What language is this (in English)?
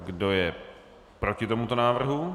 Czech